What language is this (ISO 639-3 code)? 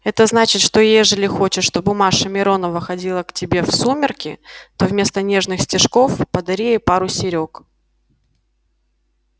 rus